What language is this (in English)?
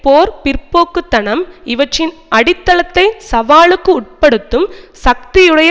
Tamil